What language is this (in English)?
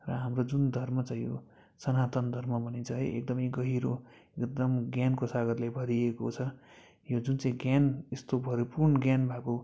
Nepali